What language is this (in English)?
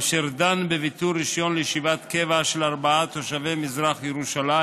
Hebrew